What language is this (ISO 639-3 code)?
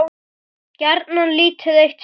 isl